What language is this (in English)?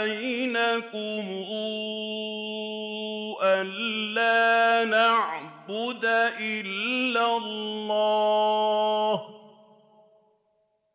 Arabic